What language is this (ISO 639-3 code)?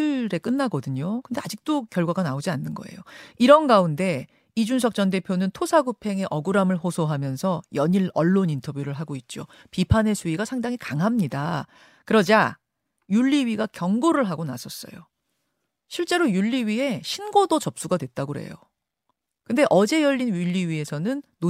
kor